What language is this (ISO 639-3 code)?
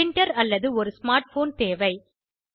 tam